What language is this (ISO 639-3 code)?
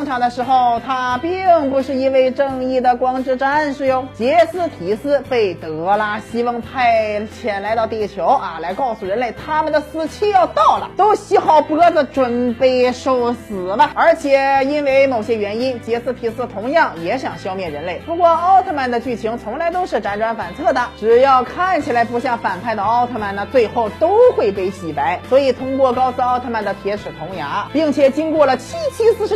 zho